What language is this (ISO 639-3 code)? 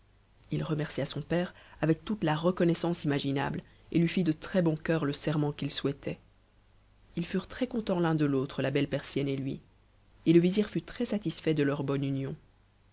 fra